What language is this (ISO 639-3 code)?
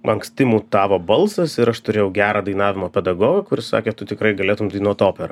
lit